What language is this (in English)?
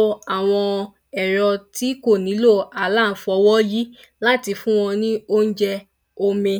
Yoruba